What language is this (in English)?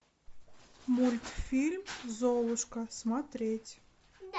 Russian